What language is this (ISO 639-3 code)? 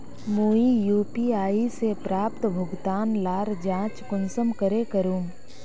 mag